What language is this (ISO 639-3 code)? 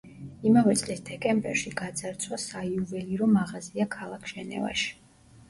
kat